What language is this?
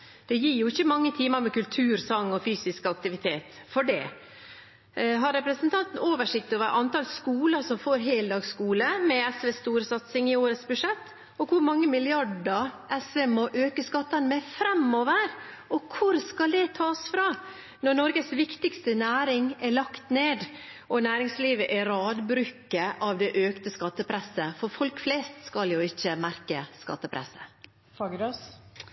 Norwegian Bokmål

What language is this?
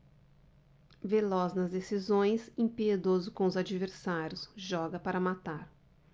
Portuguese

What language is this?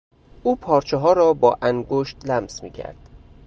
Persian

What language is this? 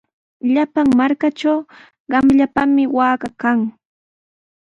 Sihuas Ancash Quechua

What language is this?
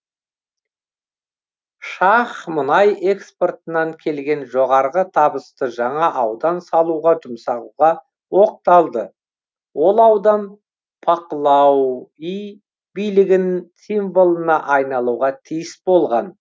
Kazakh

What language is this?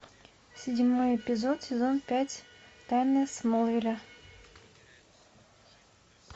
Russian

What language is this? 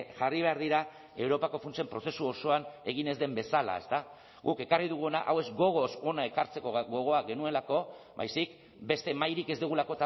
Basque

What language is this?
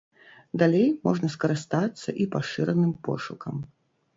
Belarusian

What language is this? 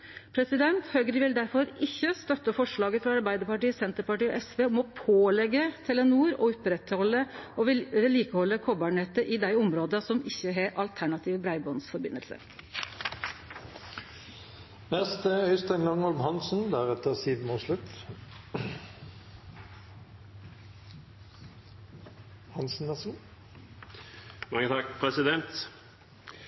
Norwegian Nynorsk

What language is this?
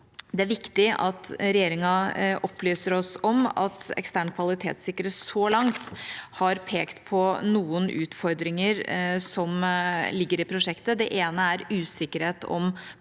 Norwegian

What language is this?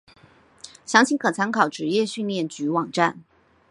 Chinese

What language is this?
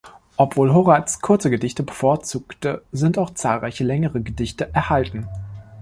German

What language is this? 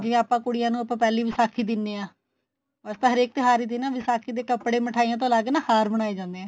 Punjabi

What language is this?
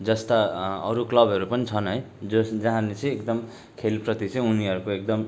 Nepali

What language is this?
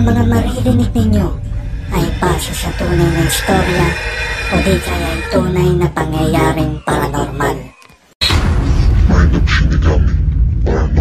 Filipino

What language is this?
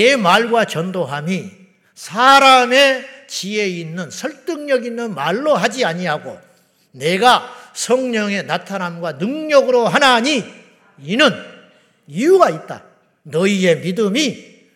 Korean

